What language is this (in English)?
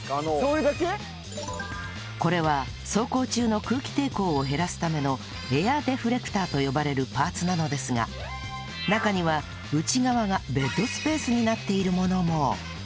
Japanese